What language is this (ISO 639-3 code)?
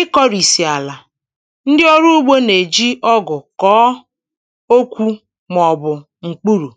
ibo